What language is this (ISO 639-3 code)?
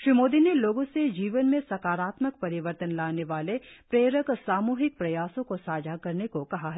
hin